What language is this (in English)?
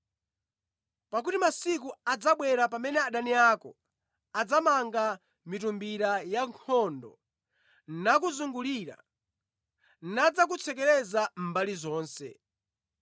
Nyanja